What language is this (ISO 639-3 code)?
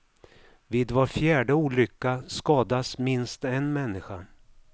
swe